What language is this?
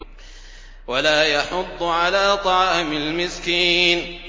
Arabic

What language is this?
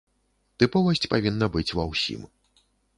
Belarusian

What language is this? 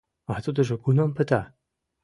Mari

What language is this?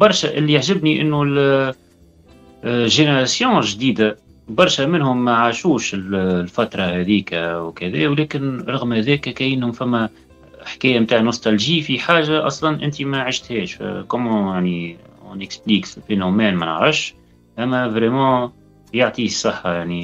Arabic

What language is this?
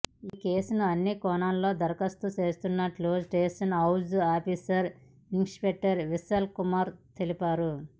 Telugu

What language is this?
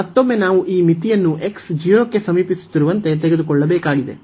Kannada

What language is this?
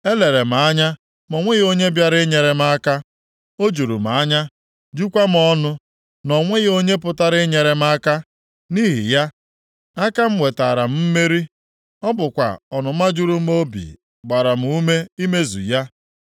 Igbo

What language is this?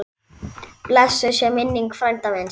Icelandic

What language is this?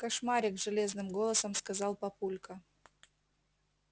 Russian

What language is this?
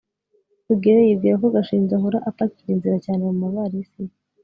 Kinyarwanda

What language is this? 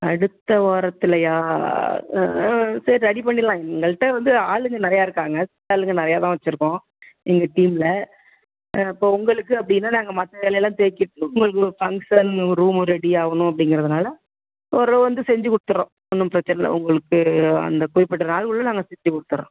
Tamil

